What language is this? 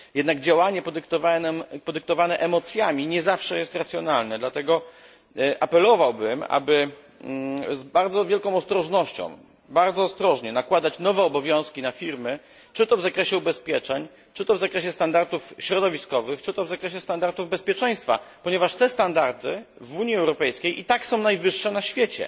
Polish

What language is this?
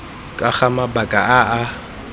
Tswana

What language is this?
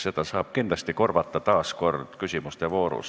Estonian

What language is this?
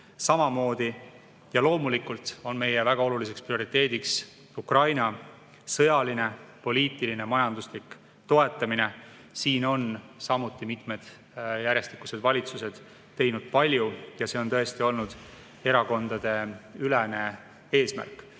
Estonian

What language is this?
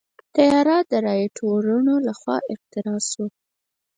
Pashto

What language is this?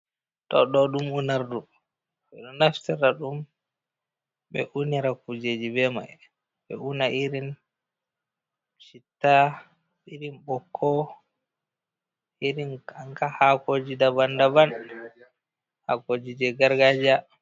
Fula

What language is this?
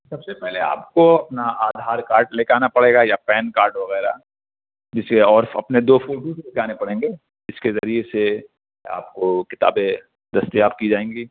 Urdu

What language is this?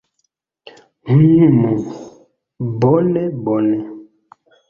Esperanto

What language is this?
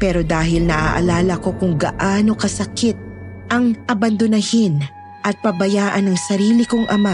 Filipino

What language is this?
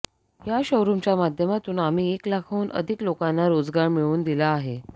Marathi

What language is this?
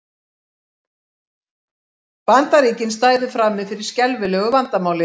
Icelandic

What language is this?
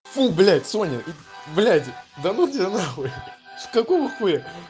Russian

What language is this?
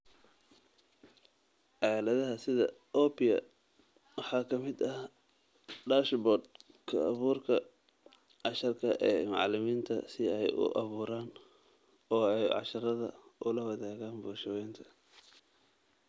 Somali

